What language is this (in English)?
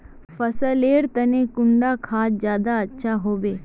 Magahi